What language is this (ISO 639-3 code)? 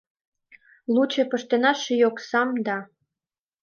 chm